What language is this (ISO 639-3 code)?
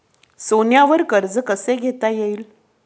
mar